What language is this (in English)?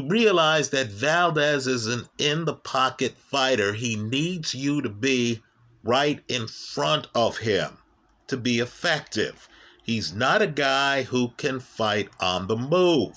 English